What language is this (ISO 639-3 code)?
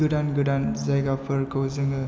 brx